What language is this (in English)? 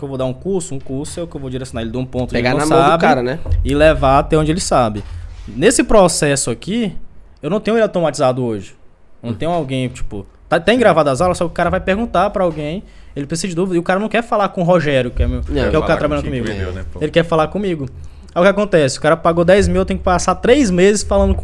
Portuguese